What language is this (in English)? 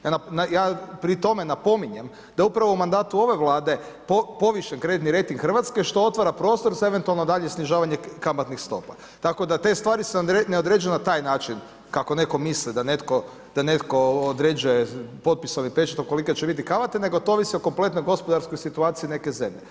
Croatian